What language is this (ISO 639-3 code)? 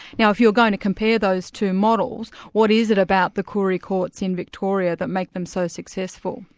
eng